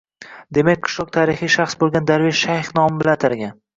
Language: Uzbek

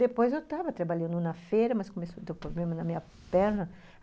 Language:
Portuguese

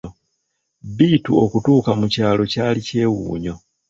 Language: Ganda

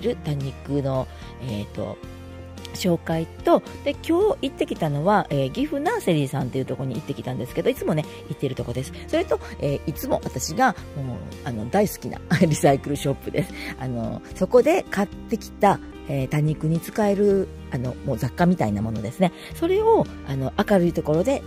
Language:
Japanese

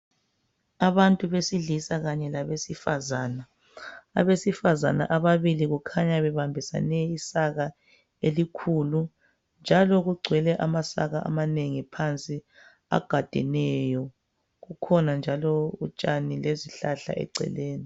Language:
North Ndebele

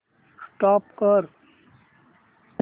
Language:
Marathi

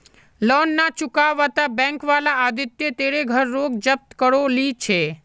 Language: Magahi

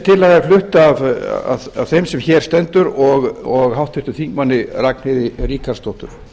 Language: Icelandic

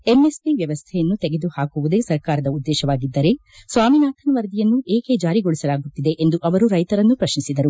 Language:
Kannada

